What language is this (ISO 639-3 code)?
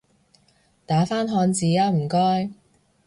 yue